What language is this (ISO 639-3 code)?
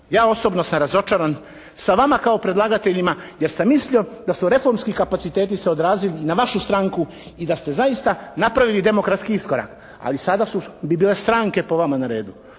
hrv